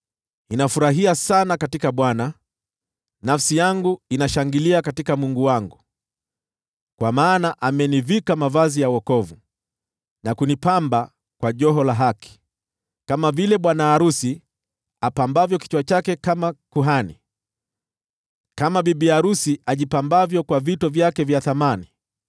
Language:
Swahili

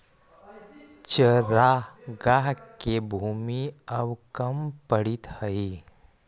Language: Magahi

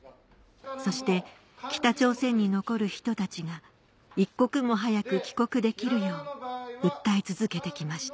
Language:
Japanese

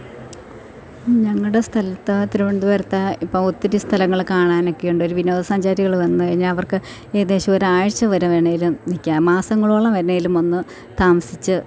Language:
Malayalam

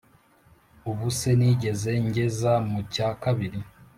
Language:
Kinyarwanda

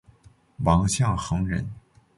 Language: Chinese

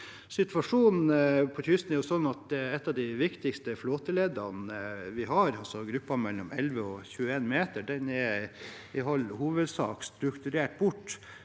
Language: Norwegian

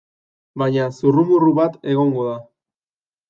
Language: Basque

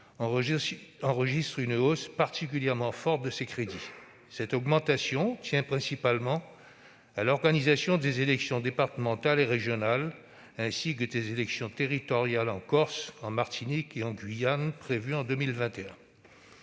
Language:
French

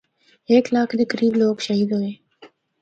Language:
Northern Hindko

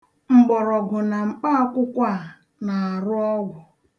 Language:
Igbo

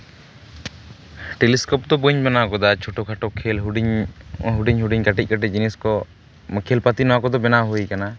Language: Santali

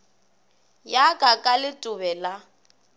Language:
Northern Sotho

